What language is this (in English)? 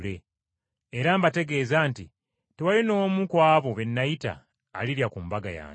Ganda